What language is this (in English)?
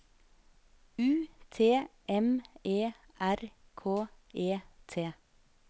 Norwegian